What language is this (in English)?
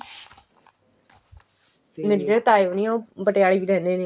Punjabi